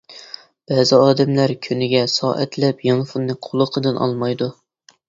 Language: Uyghur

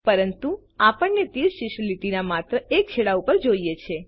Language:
Gujarati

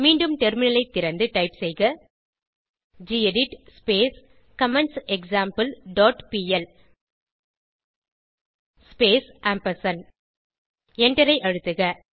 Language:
Tamil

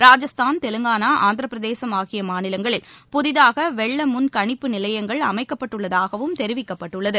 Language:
Tamil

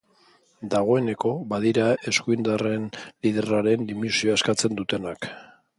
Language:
Basque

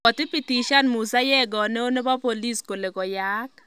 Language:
Kalenjin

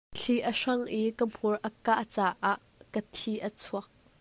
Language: Hakha Chin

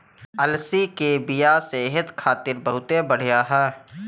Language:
Bhojpuri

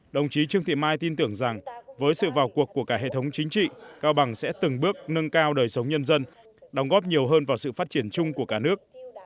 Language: Vietnamese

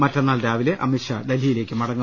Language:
Malayalam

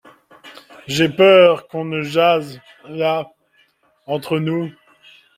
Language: French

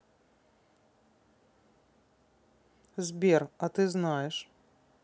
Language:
Russian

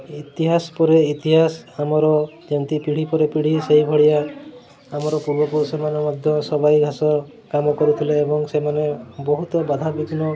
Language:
Odia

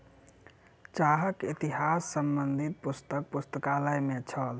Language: Maithili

